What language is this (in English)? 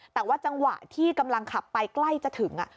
Thai